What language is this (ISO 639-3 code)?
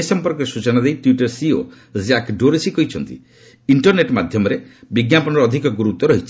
ori